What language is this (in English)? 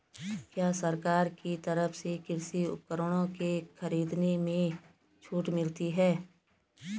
Hindi